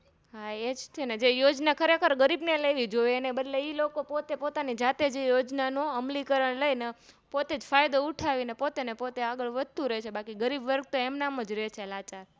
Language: Gujarati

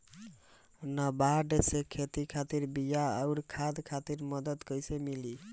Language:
Bhojpuri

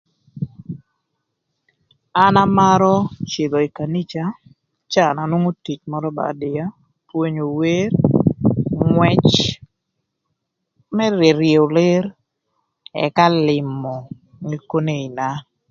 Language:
Thur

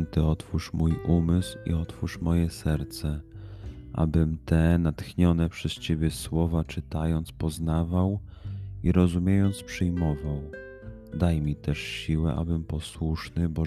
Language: Polish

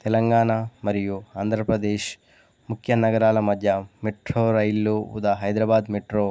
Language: Telugu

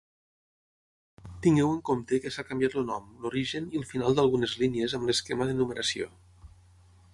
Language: Catalan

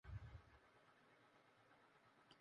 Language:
Min Nan Chinese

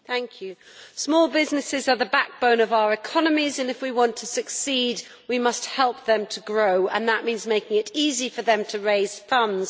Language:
English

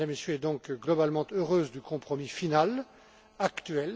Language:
French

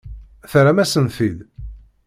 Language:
Kabyle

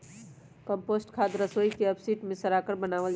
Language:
Magahi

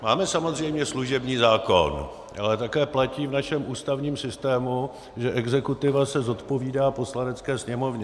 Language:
Czech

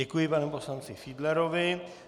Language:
Czech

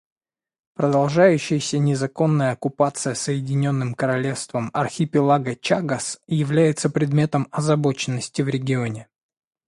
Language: Russian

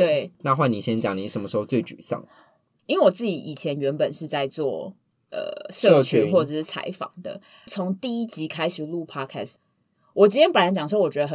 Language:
Chinese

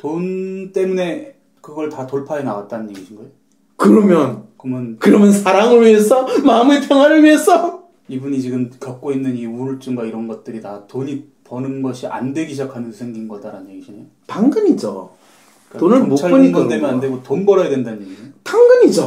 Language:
Korean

